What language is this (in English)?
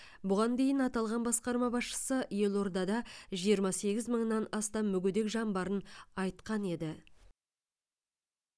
Kazakh